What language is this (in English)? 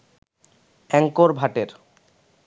Bangla